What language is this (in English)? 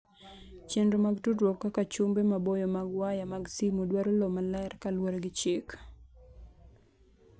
Luo (Kenya and Tanzania)